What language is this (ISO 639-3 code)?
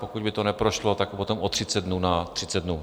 ces